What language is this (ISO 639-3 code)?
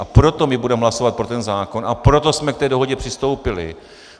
ces